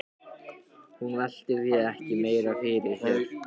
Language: Icelandic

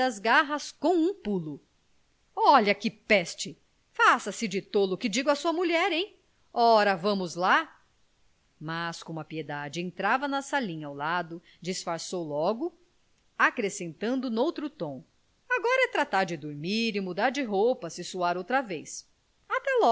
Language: Portuguese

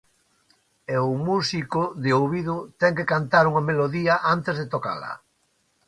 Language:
Galician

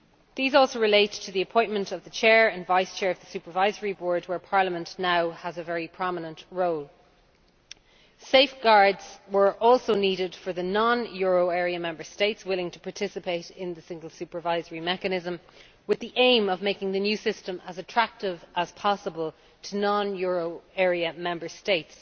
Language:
English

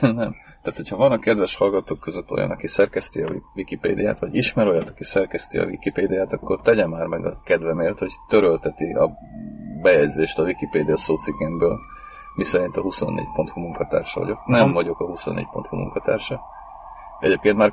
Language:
Hungarian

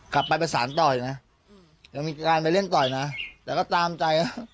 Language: Thai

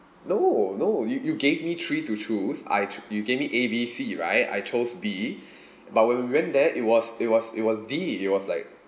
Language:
English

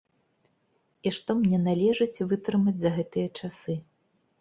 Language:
Belarusian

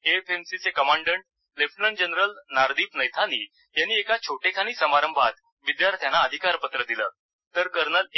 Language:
Marathi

